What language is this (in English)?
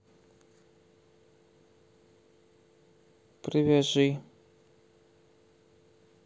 Russian